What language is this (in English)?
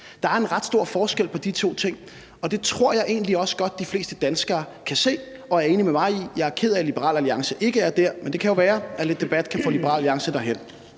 Danish